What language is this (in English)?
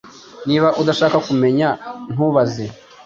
Kinyarwanda